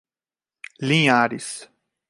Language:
Portuguese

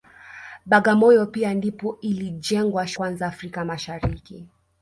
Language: Swahili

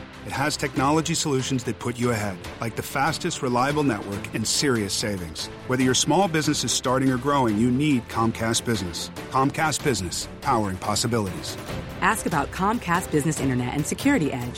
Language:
Filipino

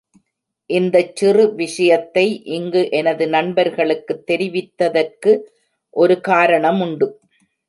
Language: Tamil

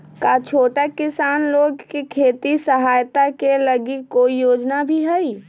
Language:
Magahi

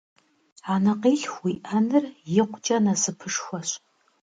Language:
Kabardian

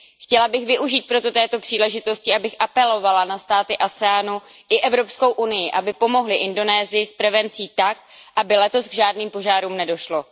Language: Czech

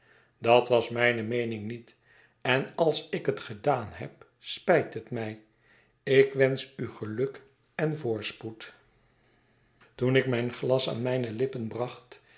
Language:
Dutch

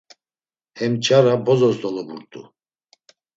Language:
Laz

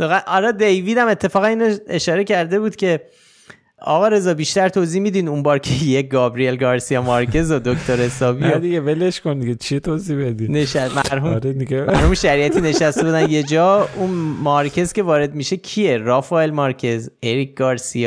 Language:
Persian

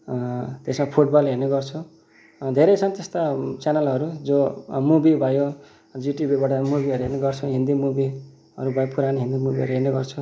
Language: Nepali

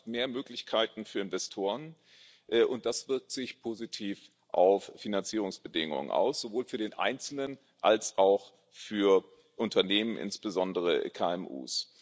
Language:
German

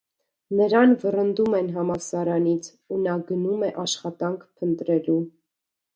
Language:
Armenian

